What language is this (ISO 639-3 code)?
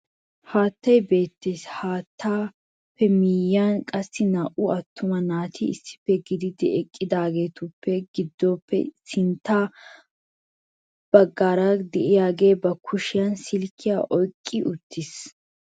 wal